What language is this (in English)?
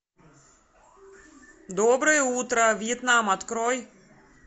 Russian